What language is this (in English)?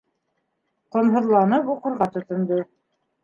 Bashkir